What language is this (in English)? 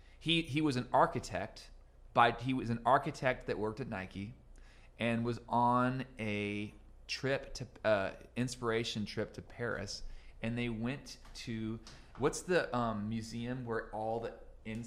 English